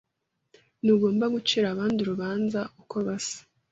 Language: Kinyarwanda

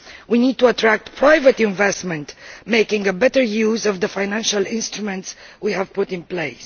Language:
English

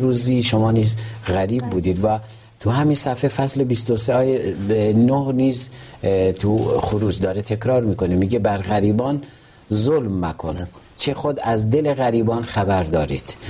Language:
Persian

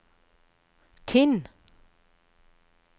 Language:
Norwegian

